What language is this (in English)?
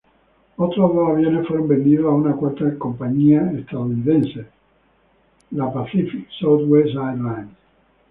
Spanish